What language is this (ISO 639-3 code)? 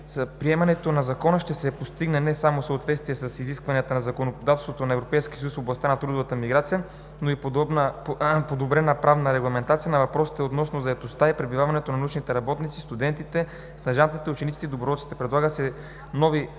bul